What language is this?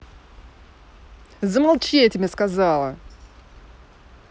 Russian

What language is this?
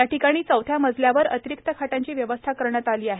Marathi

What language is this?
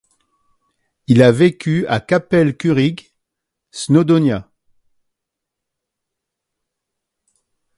French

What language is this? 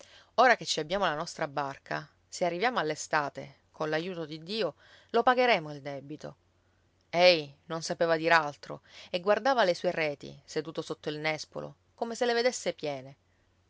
Italian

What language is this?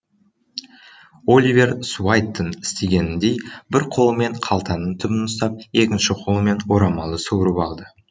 Kazakh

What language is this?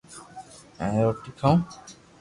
Loarki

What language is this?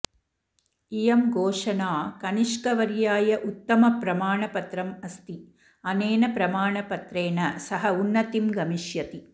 Sanskrit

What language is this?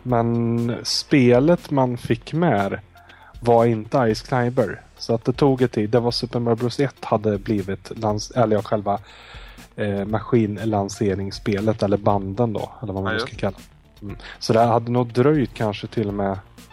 Swedish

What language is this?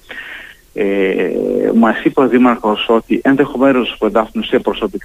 Greek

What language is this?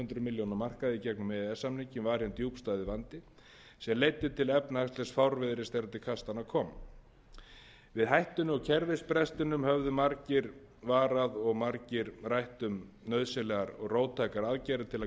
Icelandic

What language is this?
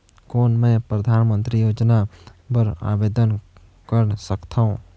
Chhattisgarhi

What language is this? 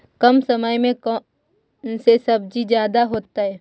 Magahi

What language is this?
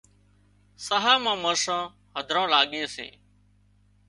Wadiyara Koli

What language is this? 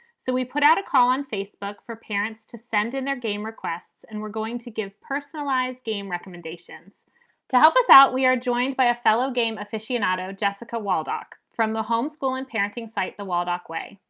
English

